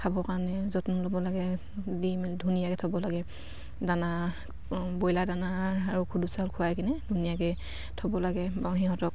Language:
Assamese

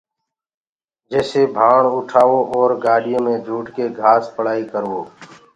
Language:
Gurgula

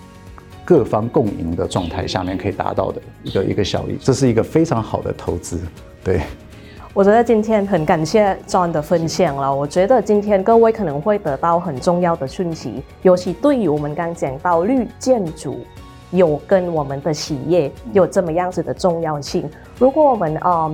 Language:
Chinese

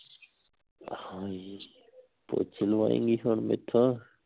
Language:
Punjabi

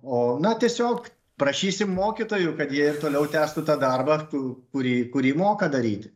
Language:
Lithuanian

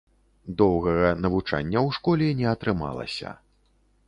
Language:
Belarusian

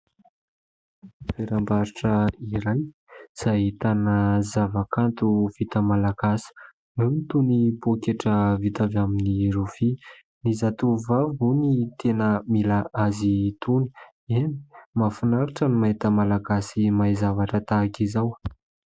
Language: Malagasy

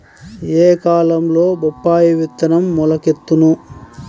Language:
Telugu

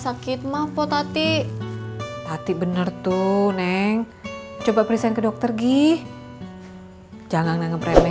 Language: Indonesian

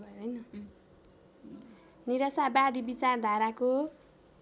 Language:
Nepali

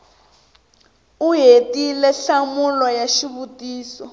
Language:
Tsonga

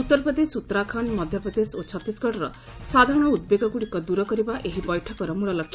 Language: Odia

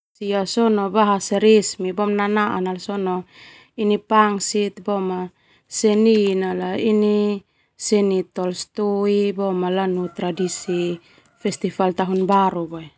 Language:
Termanu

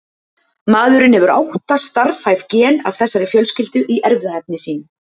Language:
Icelandic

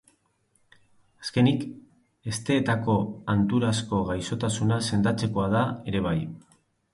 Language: Basque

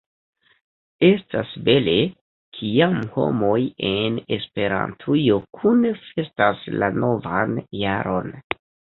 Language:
Esperanto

